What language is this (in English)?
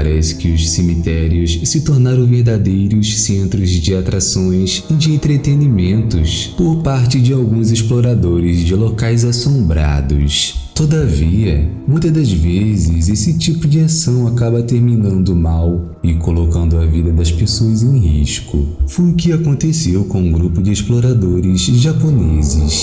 Portuguese